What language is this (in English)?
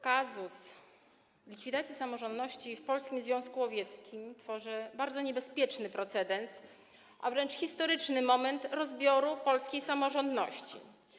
Polish